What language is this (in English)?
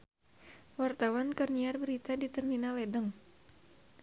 Sundanese